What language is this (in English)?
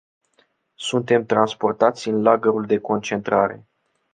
Romanian